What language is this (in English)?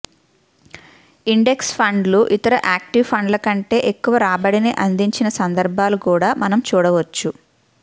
Telugu